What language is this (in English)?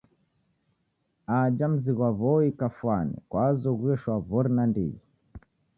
Taita